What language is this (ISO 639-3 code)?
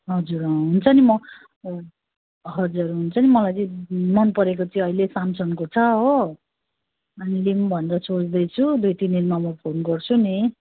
nep